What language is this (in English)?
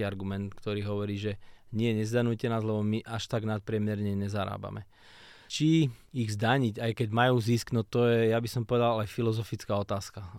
Slovak